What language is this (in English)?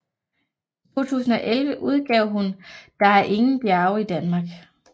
Danish